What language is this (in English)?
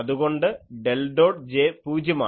Malayalam